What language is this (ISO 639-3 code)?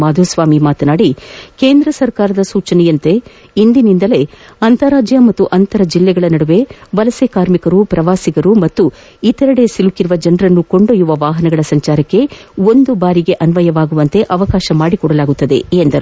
kan